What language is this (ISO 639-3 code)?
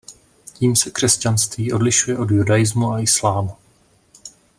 ces